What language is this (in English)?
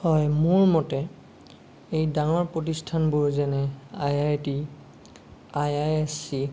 Assamese